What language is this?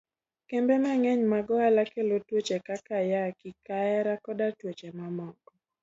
Luo (Kenya and Tanzania)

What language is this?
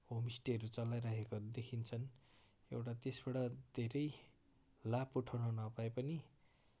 Nepali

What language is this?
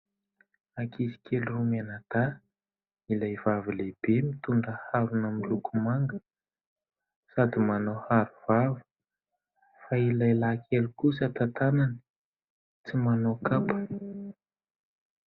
Malagasy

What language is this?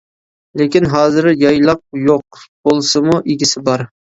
Uyghur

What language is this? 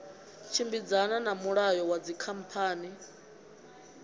Venda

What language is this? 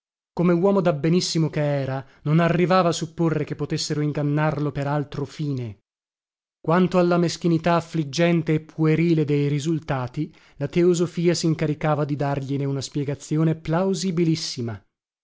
Italian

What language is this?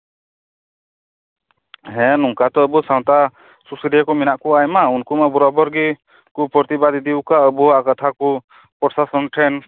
Santali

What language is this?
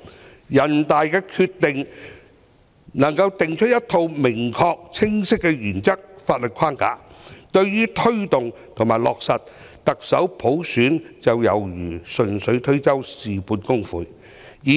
Cantonese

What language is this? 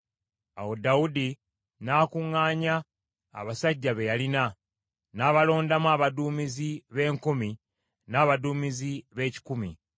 Ganda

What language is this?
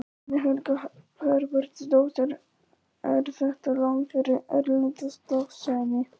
Icelandic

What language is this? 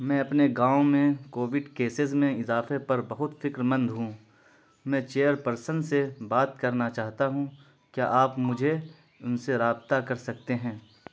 Urdu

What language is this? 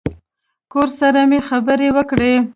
Pashto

